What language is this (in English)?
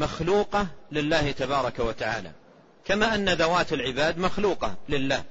Arabic